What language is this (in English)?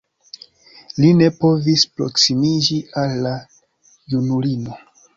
Esperanto